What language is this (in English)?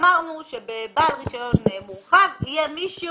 Hebrew